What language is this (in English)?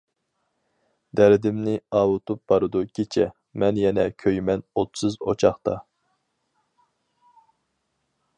Uyghur